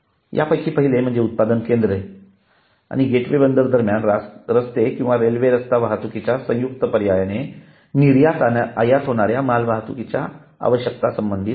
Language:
Marathi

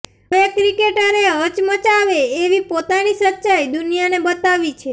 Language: Gujarati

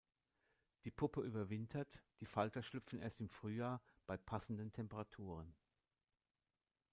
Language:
German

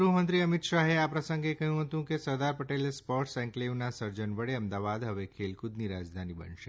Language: Gujarati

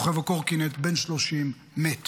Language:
Hebrew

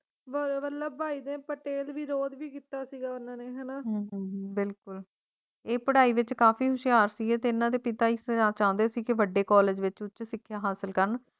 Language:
Punjabi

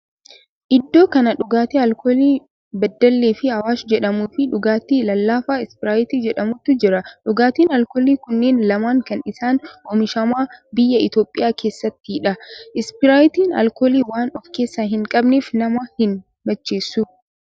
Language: Oromo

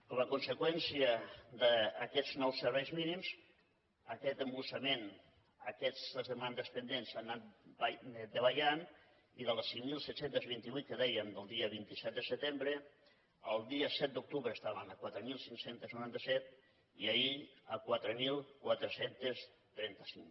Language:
Catalan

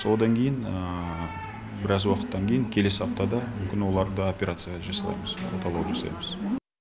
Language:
Kazakh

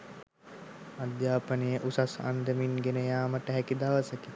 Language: Sinhala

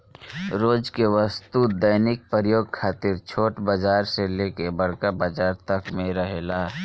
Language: Bhojpuri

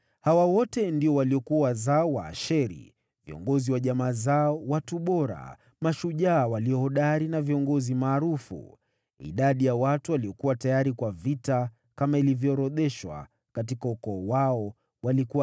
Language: Swahili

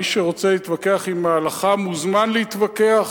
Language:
Hebrew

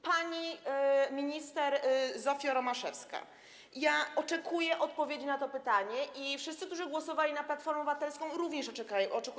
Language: Polish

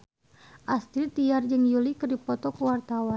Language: Sundanese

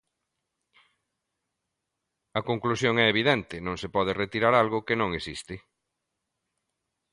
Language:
Galician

